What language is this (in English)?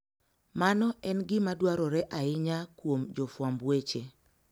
Luo (Kenya and Tanzania)